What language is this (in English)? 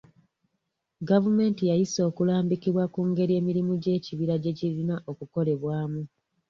Ganda